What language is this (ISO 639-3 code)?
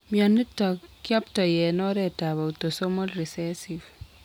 kln